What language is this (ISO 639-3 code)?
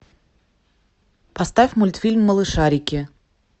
rus